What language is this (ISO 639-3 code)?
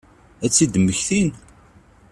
kab